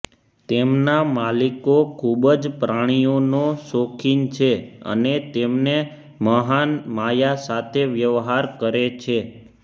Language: Gujarati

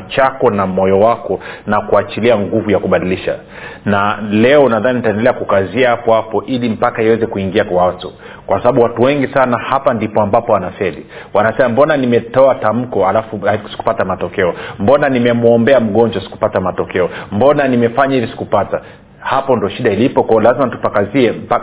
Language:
Swahili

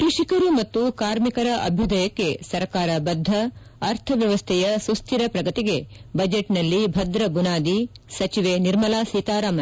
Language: Kannada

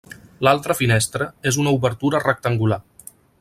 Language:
Catalan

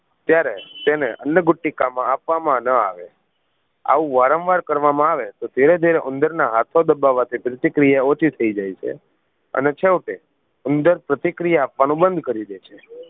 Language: Gujarati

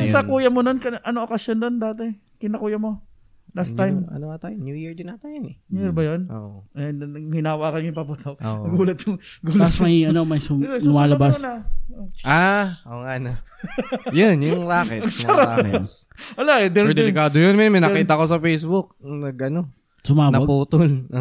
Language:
Filipino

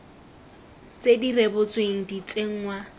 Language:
Tswana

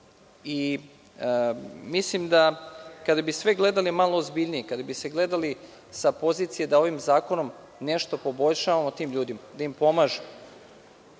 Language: Serbian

